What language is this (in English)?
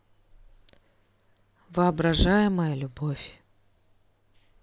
Russian